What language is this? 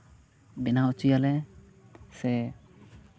Santali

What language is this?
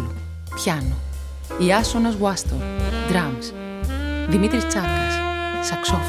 Greek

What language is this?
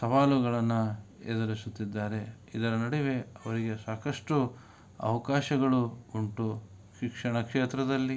Kannada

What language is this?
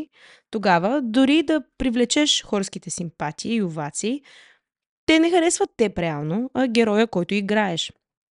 Bulgarian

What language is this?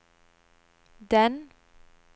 Norwegian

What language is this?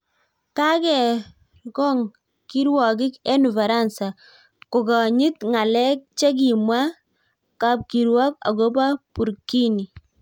Kalenjin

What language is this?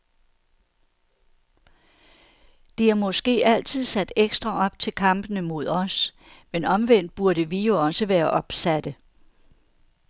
Danish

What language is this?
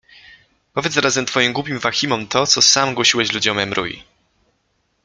Polish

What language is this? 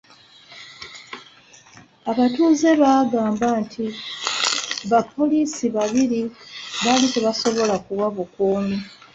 Ganda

